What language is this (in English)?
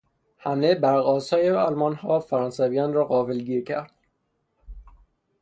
Persian